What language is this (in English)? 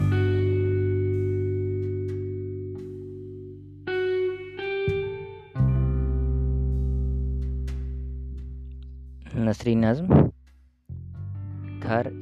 Urdu